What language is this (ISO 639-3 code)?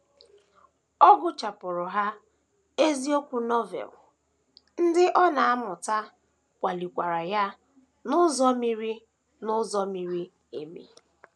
ibo